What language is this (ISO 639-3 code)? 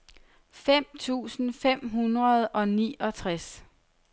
dan